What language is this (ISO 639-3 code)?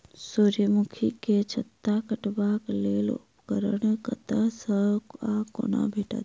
mai